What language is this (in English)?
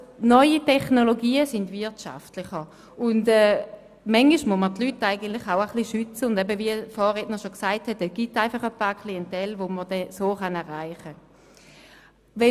Swiss German